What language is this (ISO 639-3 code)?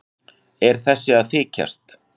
isl